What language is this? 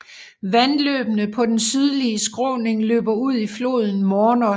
Danish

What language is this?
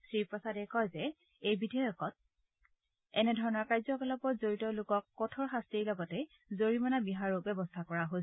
Assamese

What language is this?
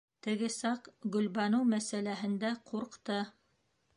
Bashkir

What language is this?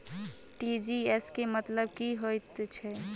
Maithili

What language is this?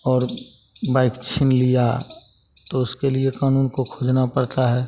Hindi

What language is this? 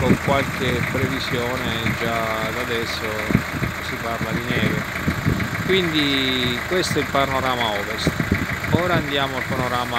Italian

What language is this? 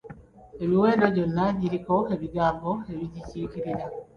Ganda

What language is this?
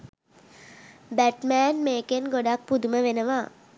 Sinhala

